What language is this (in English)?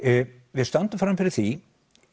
Icelandic